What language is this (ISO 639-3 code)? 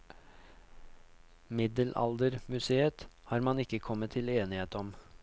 nor